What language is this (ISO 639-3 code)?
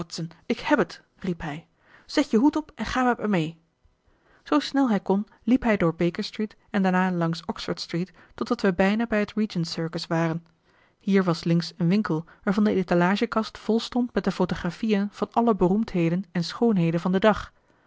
nld